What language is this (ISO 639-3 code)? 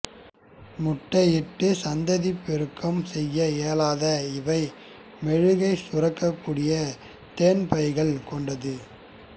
tam